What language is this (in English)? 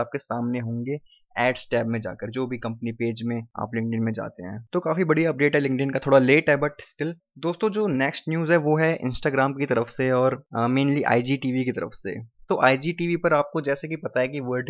Hindi